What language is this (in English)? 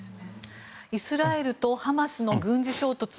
Japanese